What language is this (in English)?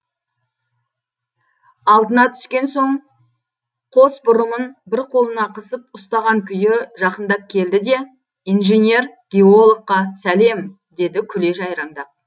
Kazakh